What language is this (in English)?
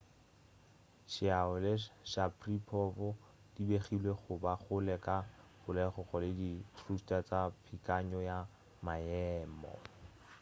Northern Sotho